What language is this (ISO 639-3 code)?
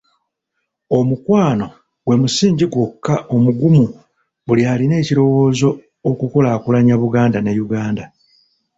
lug